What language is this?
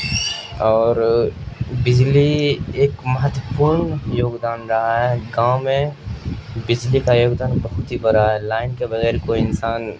Urdu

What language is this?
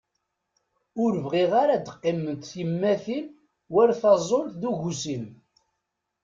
Kabyle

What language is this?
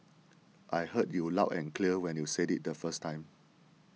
English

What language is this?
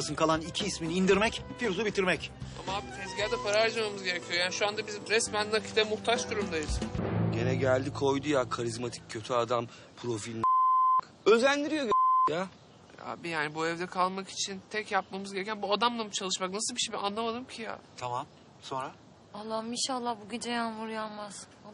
Turkish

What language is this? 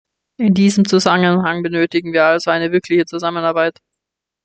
German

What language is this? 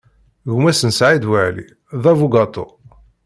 Kabyle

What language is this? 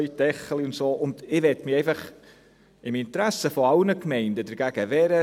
Swiss German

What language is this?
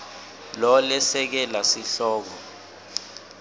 Swati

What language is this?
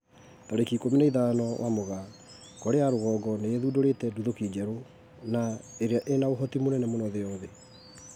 Kikuyu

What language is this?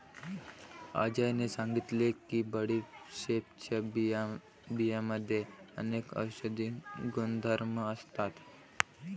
Marathi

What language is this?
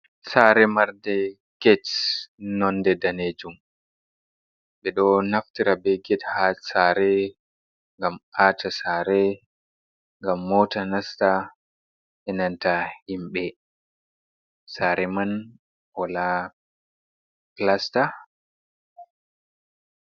Fula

